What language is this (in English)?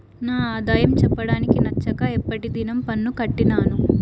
Telugu